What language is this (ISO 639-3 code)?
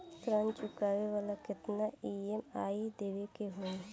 bho